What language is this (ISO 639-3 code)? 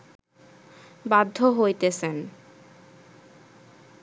ben